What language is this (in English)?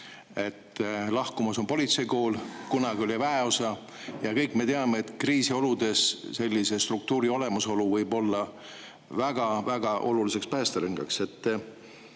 Estonian